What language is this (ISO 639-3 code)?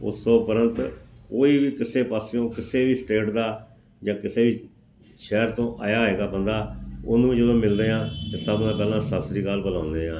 pan